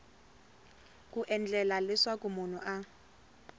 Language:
Tsonga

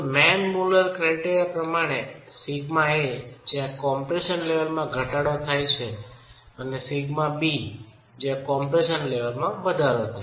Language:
Gujarati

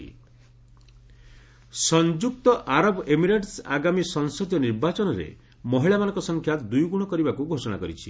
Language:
Odia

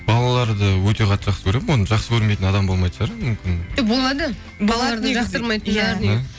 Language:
Kazakh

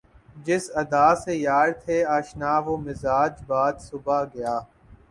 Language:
Urdu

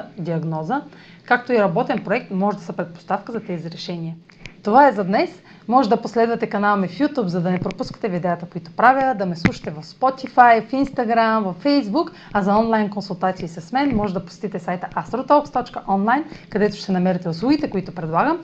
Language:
Bulgarian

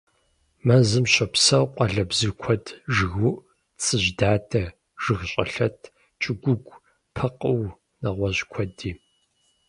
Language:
Kabardian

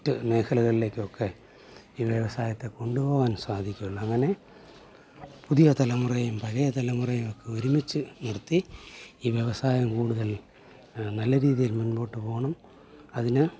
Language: Malayalam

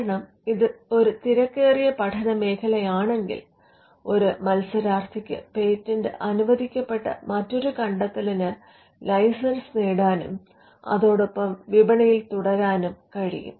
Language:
Malayalam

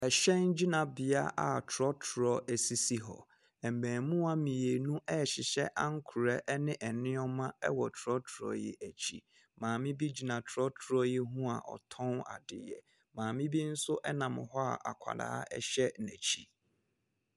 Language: Akan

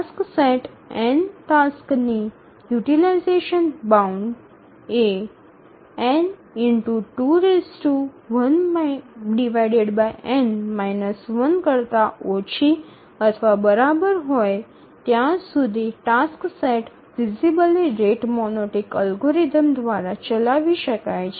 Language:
Gujarati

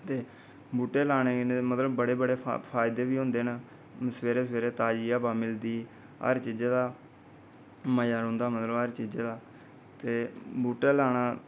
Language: Dogri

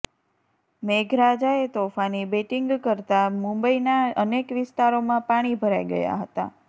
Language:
Gujarati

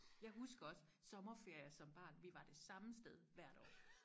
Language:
Danish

